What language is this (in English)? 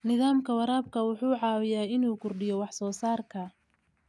Somali